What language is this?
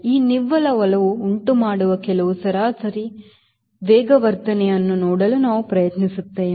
Kannada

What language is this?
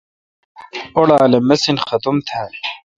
Kalkoti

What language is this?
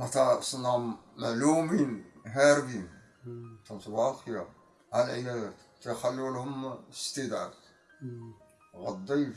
Arabic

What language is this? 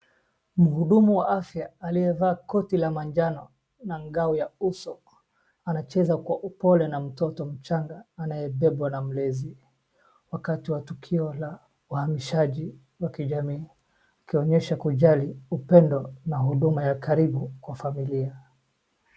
Swahili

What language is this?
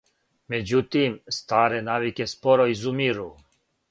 Serbian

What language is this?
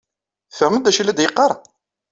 Kabyle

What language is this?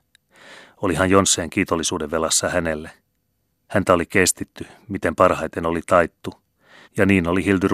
Finnish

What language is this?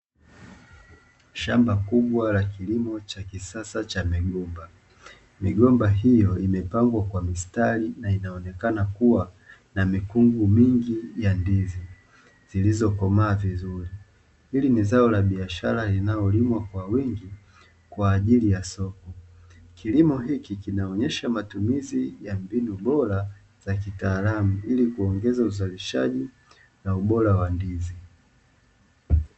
Swahili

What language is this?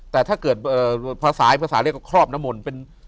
Thai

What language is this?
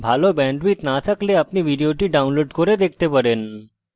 Bangla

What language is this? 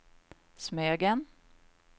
Swedish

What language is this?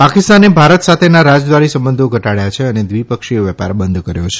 Gujarati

